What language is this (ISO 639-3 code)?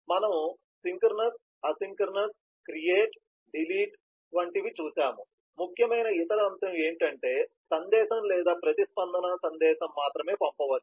tel